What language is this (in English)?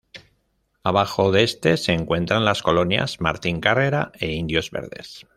Spanish